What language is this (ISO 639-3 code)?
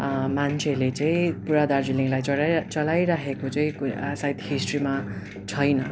nep